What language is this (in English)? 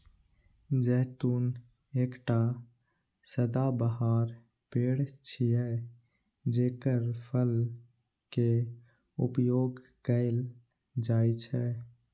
Maithili